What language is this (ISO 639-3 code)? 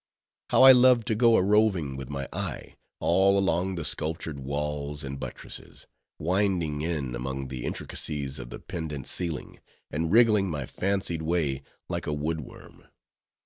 eng